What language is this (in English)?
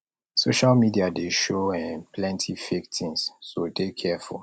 Nigerian Pidgin